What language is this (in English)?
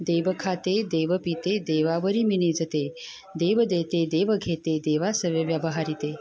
Marathi